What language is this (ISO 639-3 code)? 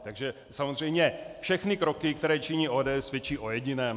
ces